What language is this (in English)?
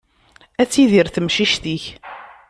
Kabyle